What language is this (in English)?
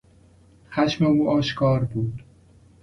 Persian